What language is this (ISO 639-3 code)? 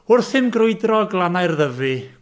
cym